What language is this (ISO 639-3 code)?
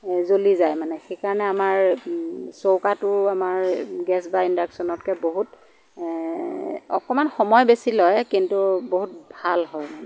asm